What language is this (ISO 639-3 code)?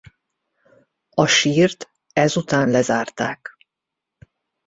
hun